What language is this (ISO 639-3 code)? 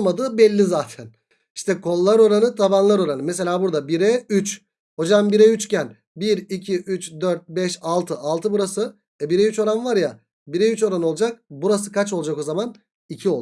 tur